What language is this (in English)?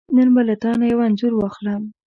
Pashto